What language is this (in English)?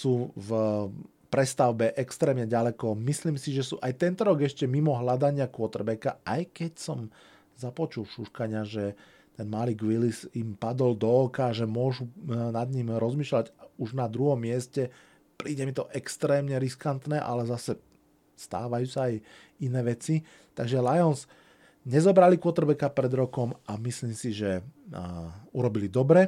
Slovak